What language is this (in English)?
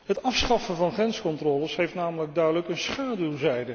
Dutch